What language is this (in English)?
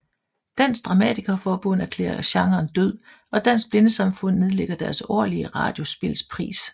Danish